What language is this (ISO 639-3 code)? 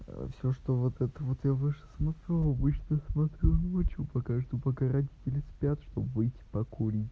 rus